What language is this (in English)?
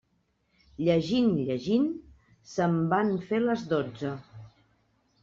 Catalan